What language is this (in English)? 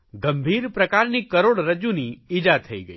Gujarati